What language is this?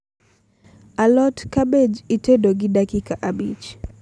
Luo (Kenya and Tanzania)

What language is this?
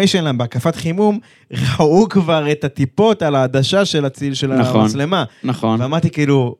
Hebrew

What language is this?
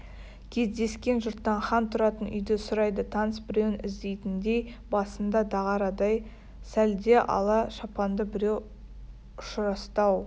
Kazakh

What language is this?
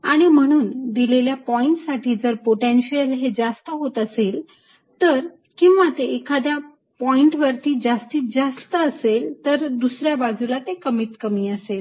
Marathi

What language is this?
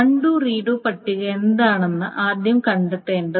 Malayalam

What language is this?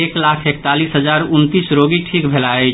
Maithili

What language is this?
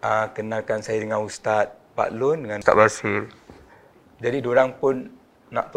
Malay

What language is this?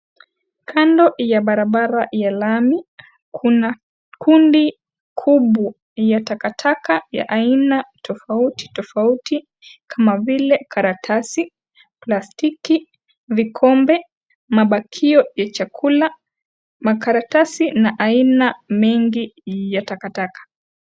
Swahili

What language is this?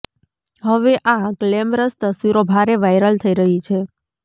Gujarati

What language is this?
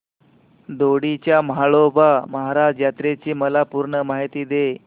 Marathi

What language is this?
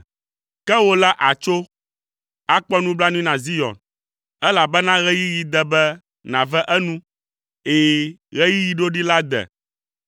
Ewe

